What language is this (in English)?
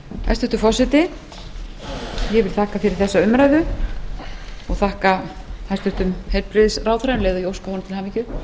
Icelandic